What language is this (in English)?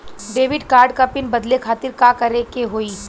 Bhojpuri